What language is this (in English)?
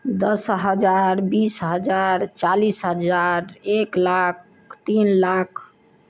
Maithili